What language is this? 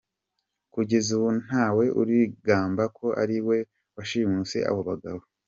Kinyarwanda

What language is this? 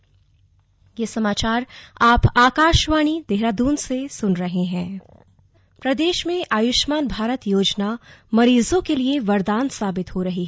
Hindi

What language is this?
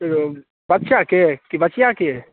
Maithili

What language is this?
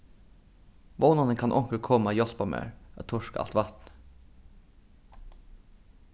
Faroese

